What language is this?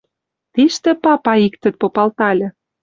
Western Mari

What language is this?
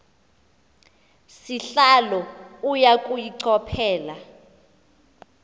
Xhosa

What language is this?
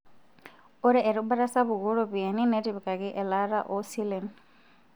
Masai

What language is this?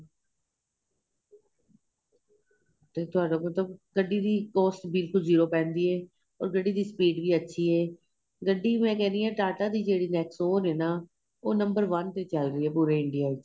Punjabi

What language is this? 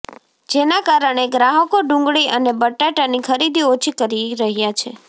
Gujarati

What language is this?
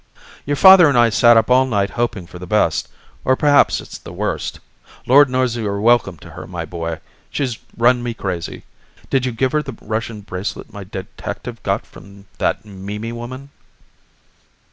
English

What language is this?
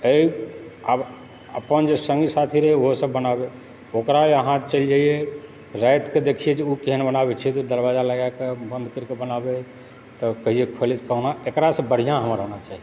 Maithili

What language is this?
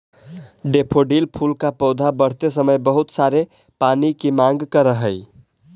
Magahi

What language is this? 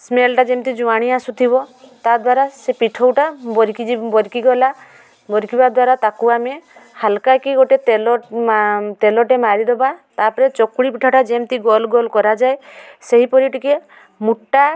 Odia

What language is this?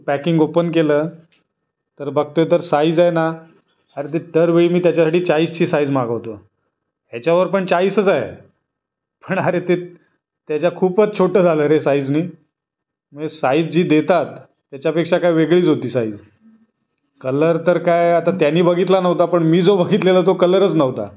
Marathi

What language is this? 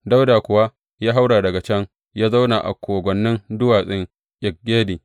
Hausa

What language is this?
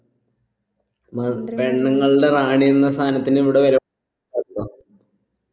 Malayalam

